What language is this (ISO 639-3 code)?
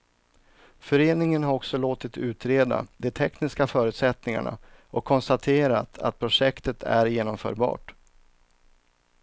swe